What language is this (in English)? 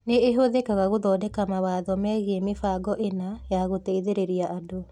Kikuyu